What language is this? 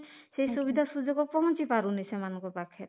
Odia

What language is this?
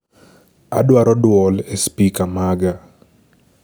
Luo (Kenya and Tanzania)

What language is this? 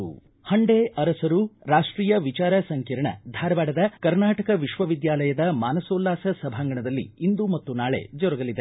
Kannada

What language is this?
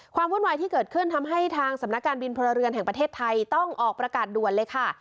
Thai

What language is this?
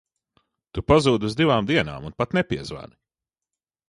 Latvian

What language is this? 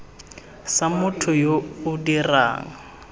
Tswana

